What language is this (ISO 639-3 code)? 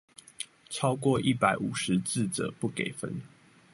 zho